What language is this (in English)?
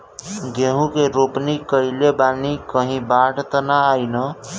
Bhojpuri